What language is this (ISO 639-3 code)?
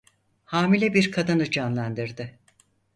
tur